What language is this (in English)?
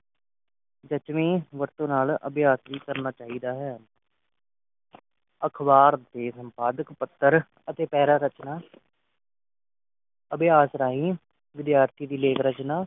Punjabi